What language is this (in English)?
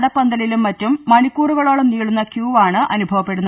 Malayalam